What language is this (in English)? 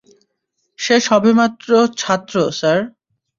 Bangla